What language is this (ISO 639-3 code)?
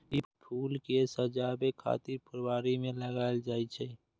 mai